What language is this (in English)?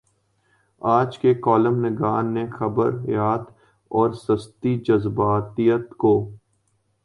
Urdu